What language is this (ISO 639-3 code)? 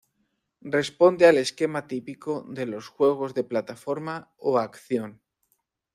spa